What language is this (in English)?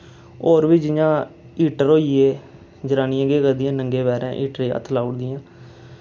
Dogri